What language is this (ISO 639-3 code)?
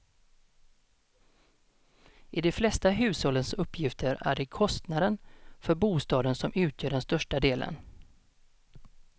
swe